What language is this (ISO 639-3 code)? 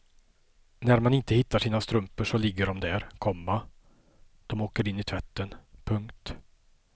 swe